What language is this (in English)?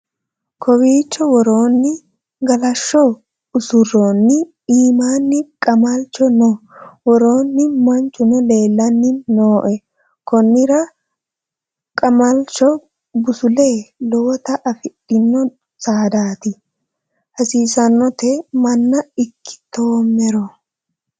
Sidamo